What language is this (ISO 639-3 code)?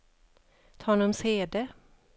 swe